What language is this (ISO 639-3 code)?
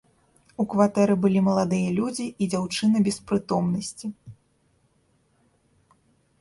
bel